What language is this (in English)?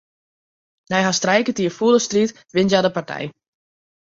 Western Frisian